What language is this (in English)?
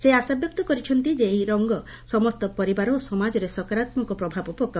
Odia